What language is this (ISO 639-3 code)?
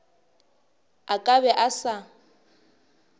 nso